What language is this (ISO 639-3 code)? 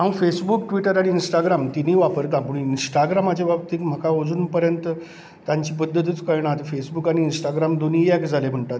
kok